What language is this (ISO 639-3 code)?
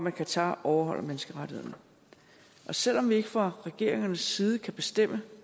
dan